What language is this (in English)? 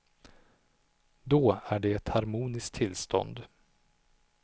Swedish